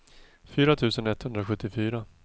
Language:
Swedish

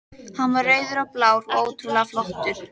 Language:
Icelandic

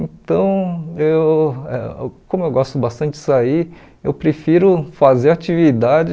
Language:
Portuguese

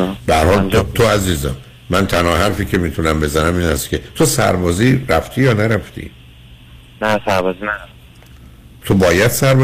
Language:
Persian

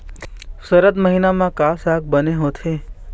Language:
Chhattisgarhi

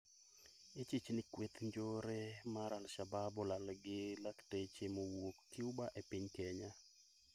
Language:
Luo (Kenya and Tanzania)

